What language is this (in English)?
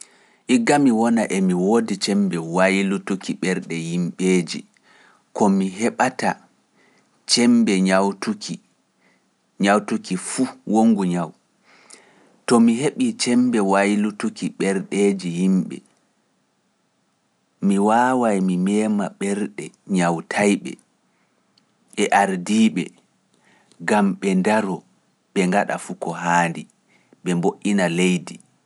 Pular